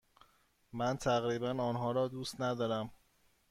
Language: Persian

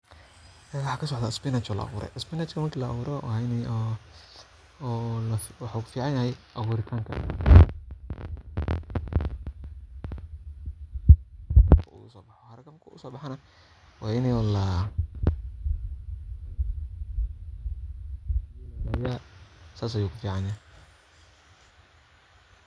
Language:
Somali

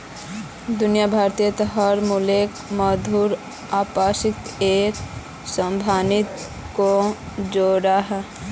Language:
Magahi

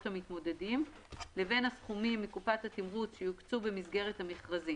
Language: Hebrew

